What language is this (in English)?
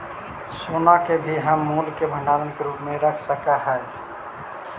Magahi